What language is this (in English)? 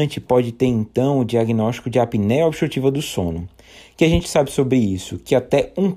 Portuguese